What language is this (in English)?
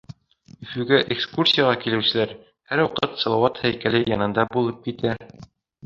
Bashkir